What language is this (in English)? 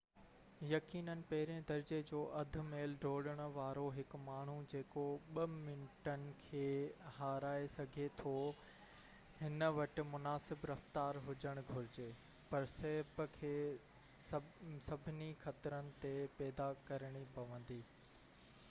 Sindhi